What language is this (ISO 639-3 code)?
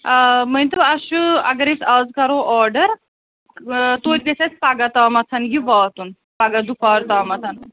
kas